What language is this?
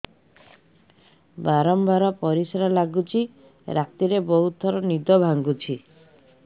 Odia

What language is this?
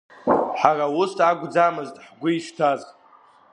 Abkhazian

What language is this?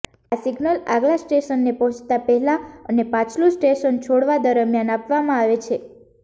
Gujarati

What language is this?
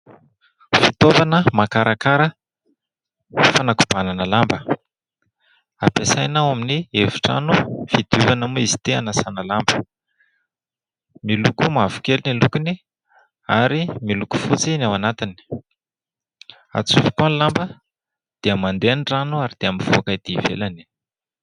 Malagasy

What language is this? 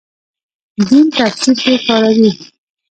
Pashto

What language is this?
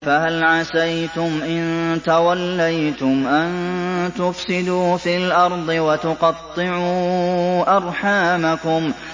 Arabic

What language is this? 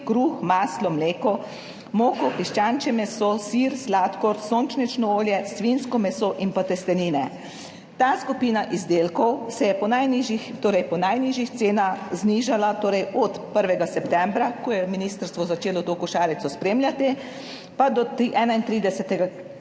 Slovenian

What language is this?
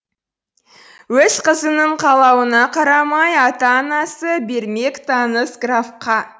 Kazakh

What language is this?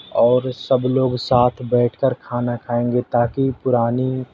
Urdu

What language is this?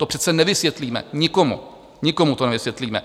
Czech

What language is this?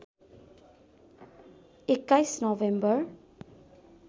Nepali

